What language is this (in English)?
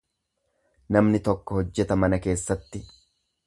Oromo